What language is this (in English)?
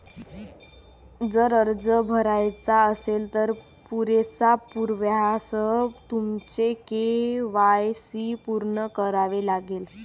Marathi